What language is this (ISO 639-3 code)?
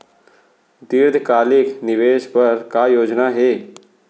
hne